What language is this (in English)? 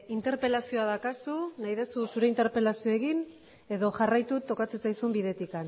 Basque